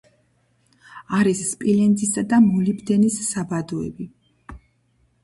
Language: Georgian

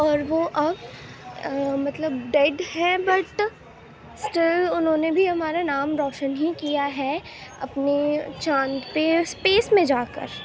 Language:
Urdu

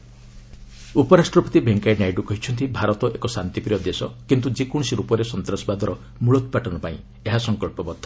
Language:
Odia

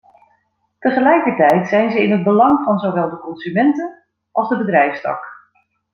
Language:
Dutch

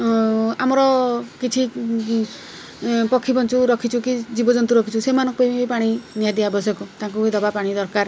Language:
Odia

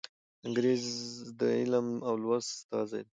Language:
Pashto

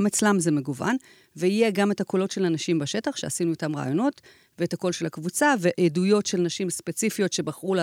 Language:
Hebrew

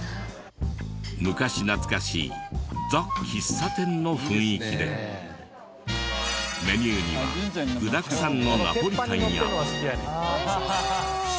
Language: Japanese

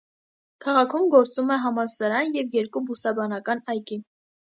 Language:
Armenian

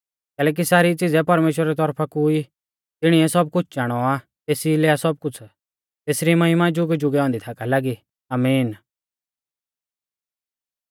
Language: Mahasu Pahari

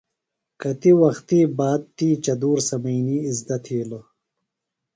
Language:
Phalura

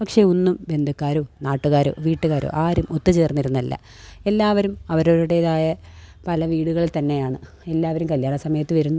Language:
Malayalam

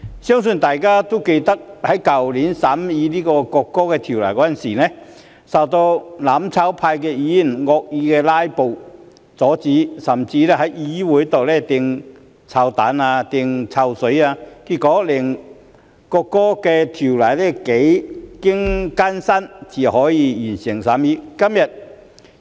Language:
Cantonese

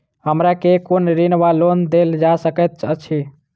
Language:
Maithili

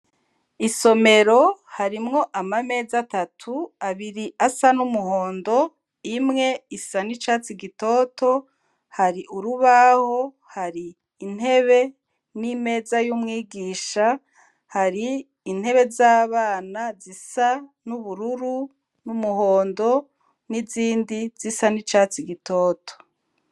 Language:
Rundi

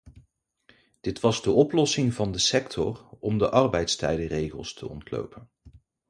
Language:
Dutch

